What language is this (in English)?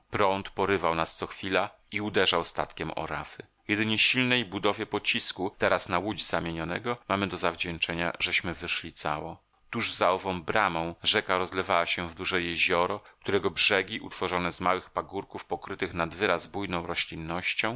Polish